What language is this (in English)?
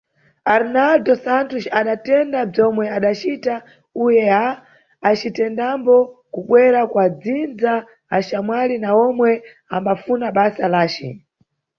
Nyungwe